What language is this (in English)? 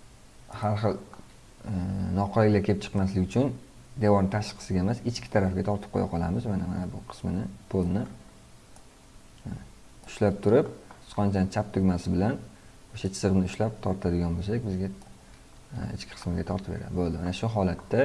Turkish